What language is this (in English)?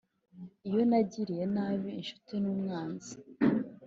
Kinyarwanda